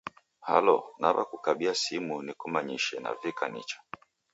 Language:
Taita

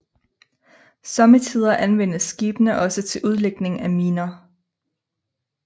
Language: Danish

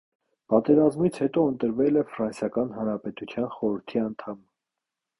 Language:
Armenian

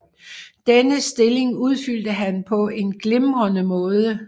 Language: Danish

